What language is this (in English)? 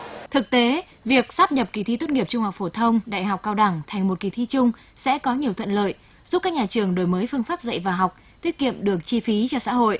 Vietnamese